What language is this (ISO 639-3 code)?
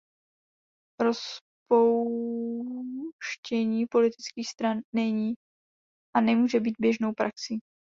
ces